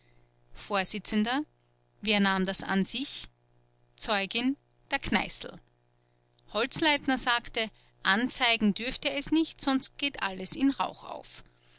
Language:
German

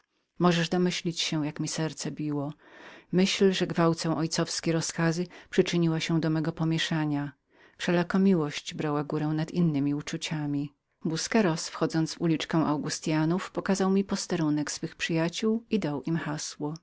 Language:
Polish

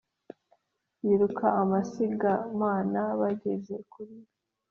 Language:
Kinyarwanda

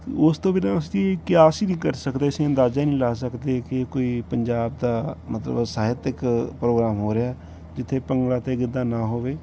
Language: Punjabi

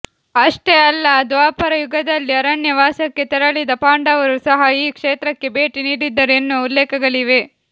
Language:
Kannada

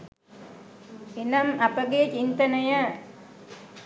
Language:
Sinhala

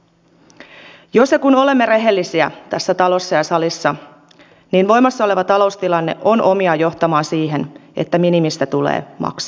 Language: Finnish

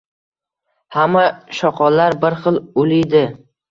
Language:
Uzbek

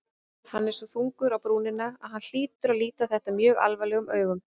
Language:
Icelandic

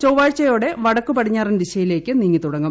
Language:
Malayalam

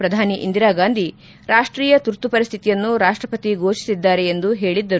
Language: Kannada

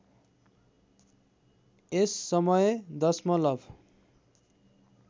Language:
Nepali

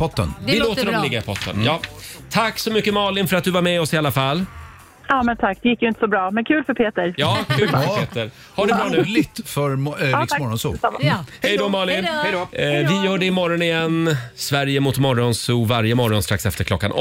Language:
Swedish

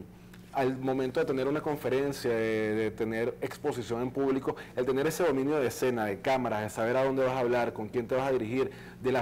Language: Spanish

